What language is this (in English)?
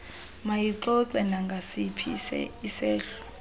Xhosa